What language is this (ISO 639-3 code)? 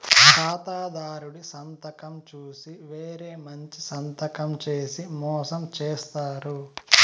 tel